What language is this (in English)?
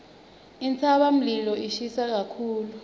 Swati